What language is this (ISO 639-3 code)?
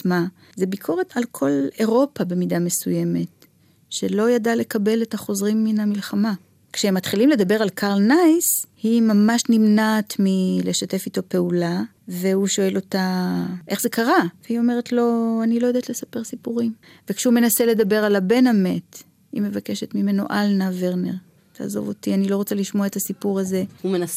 heb